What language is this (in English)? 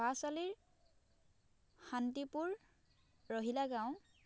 Assamese